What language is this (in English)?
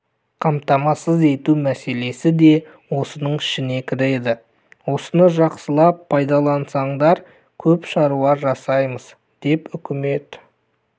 Kazakh